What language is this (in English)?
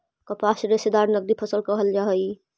Magahi